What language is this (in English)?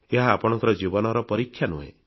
Odia